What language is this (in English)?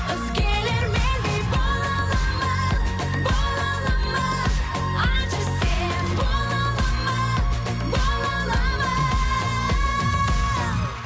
Kazakh